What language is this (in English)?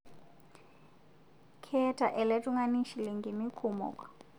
Masai